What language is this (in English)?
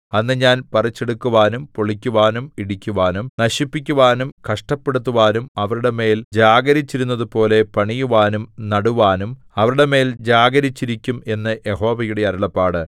Malayalam